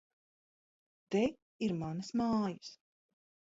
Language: Latvian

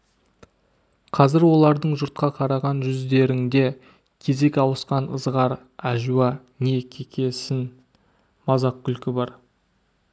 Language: Kazakh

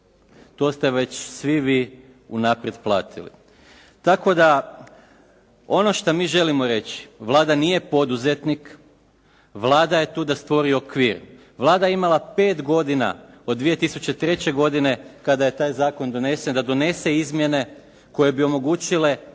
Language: Croatian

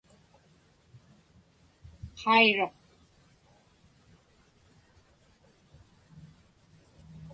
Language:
Inupiaq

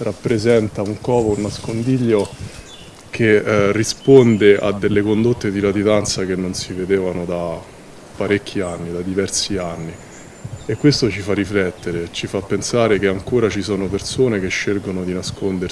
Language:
Italian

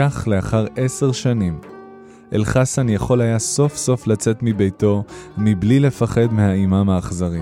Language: Hebrew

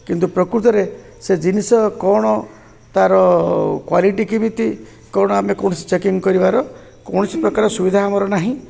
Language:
Odia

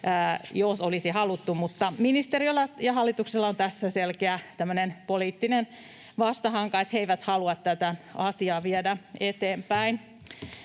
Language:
Finnish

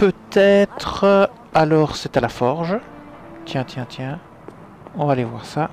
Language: French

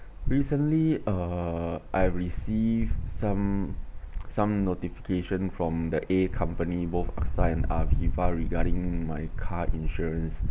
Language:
English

